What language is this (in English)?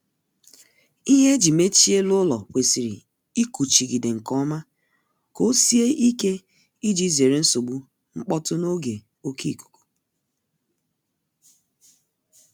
Igbo